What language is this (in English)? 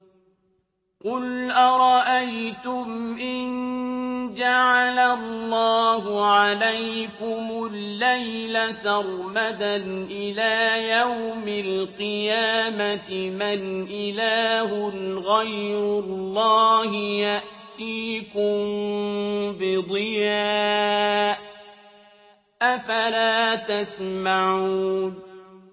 Arabic